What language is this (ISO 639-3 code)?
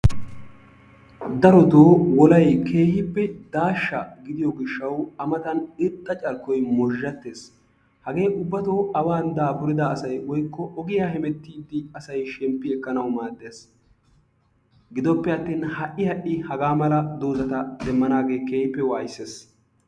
wal